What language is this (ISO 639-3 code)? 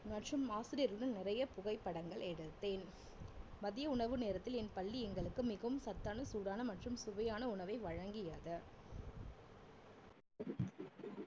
tam